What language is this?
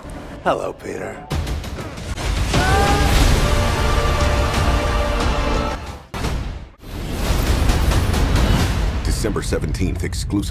Thai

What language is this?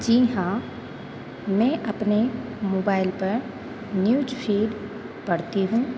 Hindi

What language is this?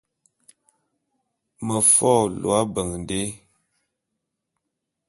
Bulu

